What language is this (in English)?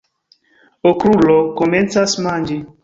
Esperanto